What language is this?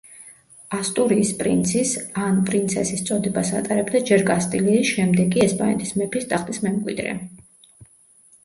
Georgian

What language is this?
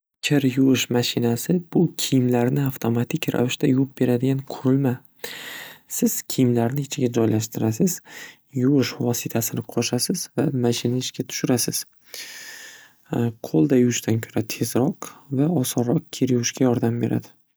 Uzbek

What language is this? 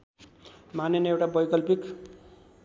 Nepali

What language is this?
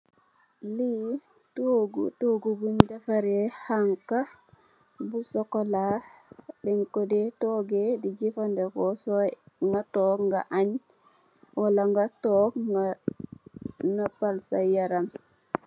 Wolof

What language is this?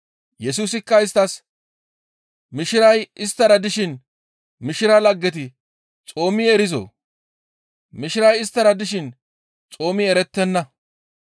Gamo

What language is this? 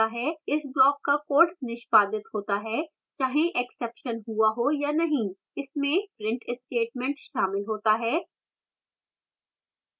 Hindi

